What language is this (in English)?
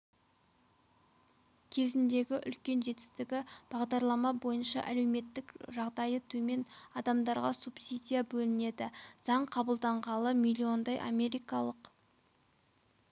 Kazakh